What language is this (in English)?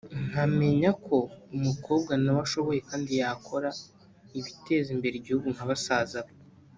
Kinyarwanda